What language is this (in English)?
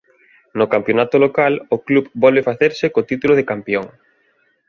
Galician